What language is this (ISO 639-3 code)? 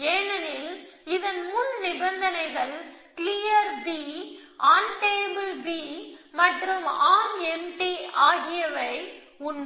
tam